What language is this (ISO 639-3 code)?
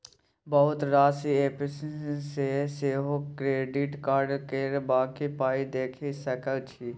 mai